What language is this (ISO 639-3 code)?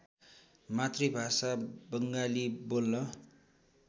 nep